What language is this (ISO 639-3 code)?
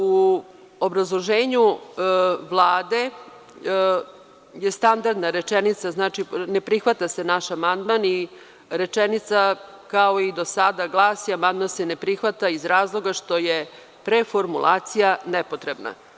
srp